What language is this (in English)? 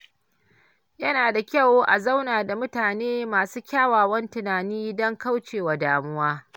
Hausa